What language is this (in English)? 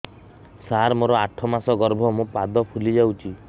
Odia